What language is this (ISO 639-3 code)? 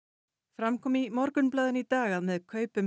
isl